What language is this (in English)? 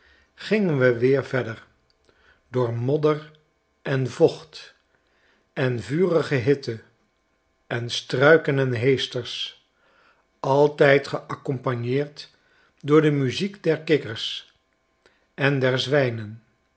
Dutch